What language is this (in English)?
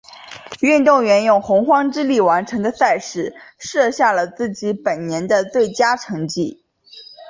Chinese